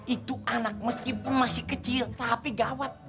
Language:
Indonesian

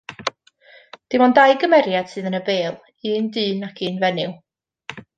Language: Welsh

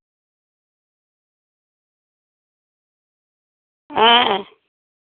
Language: Santali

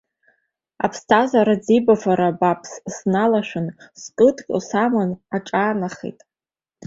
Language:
Abkhazian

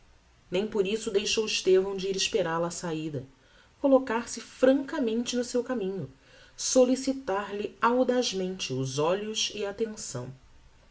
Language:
Portuguese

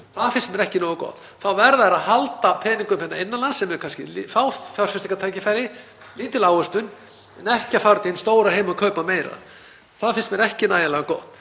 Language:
Icelandic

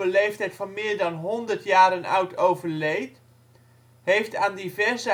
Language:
Dutch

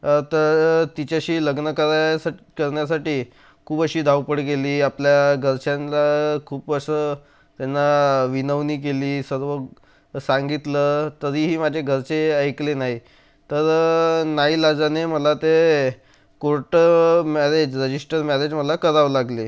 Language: Marathi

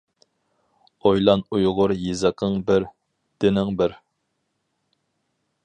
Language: Uyghur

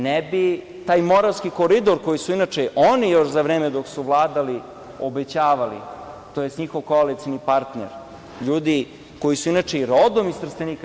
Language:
Serbian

